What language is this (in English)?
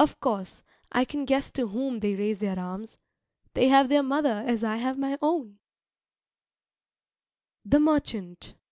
English